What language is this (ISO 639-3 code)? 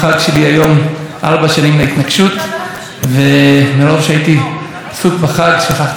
heb